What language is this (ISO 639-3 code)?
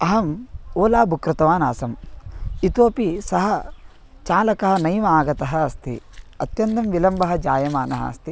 san